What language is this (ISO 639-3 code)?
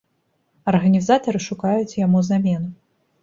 bel